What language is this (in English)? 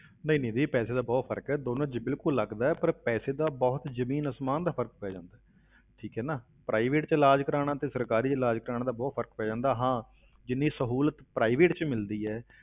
Punjabi